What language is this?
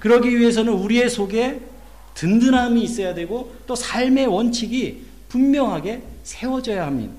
Korean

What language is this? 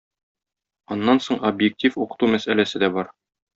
Tatar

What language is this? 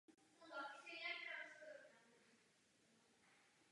Czech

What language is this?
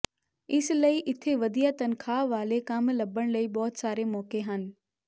Punjabi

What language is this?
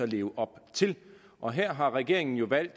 Danish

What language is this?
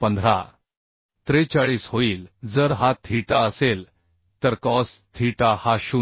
Marathi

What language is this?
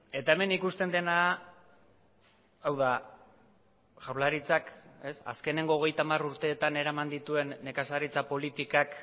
Basque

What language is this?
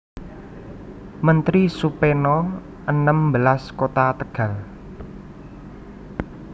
Javanese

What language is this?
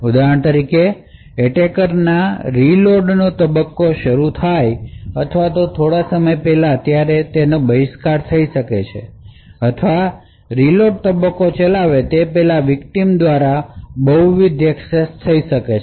Gujarati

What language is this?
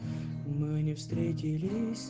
Russian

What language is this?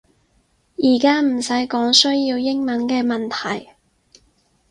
Cantonese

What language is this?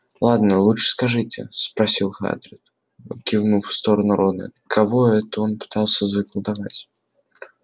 Russian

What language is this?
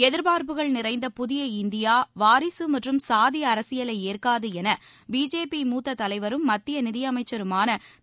Tamil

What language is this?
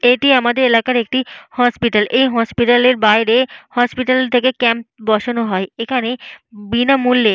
Bangla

